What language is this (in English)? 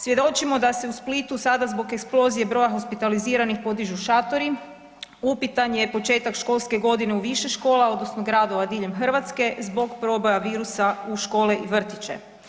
Croatian